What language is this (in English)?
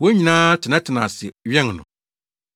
Akan